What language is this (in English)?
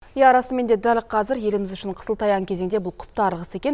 Kazakh